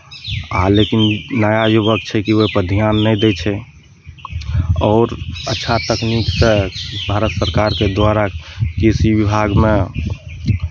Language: Maithili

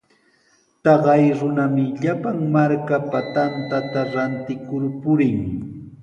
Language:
Sihuas Ancash Quechua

